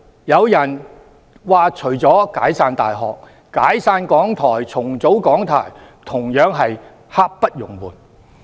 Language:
Cantonese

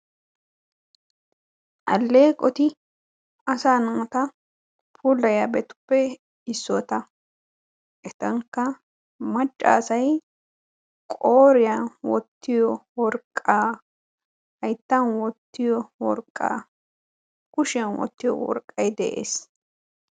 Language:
Wolaytta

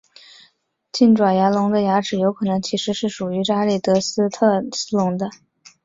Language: Chinese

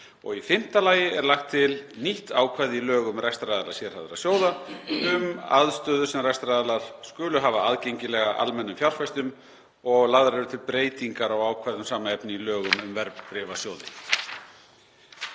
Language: Icelandic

